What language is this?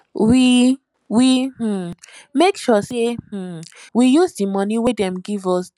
Nigerian Pidgin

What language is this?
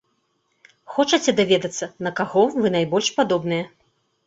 Belarusian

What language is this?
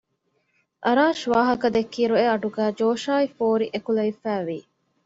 Divehi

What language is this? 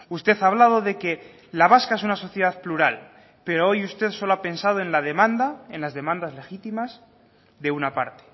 Spanish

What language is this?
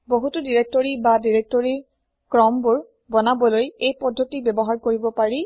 Assamese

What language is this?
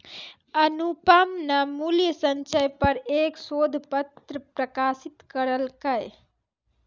Maithili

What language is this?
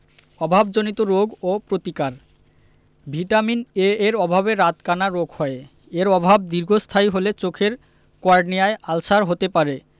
Bangla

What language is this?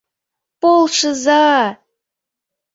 Mari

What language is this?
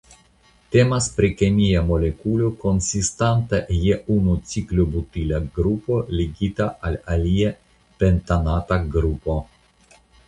Esperanto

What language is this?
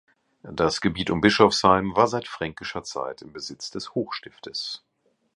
German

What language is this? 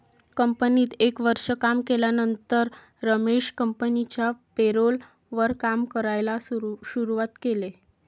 Marathi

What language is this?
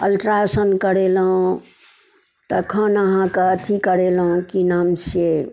Maithili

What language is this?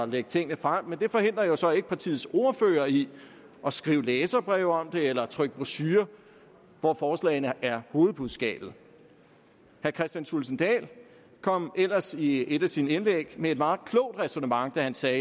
Danish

